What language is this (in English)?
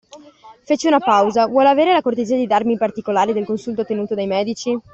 Italian